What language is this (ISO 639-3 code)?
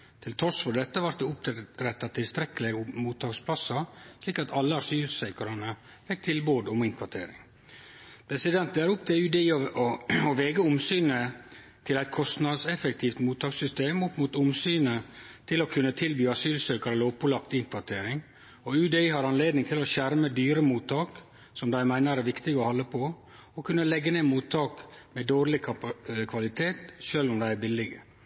nno